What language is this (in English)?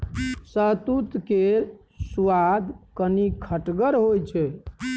Maithili